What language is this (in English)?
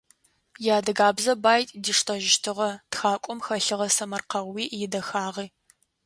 Adyghe